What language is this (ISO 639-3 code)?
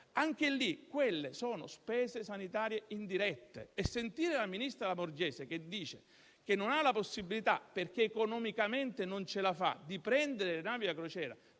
ita